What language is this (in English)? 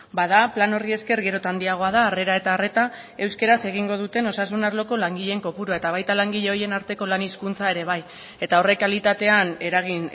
Basque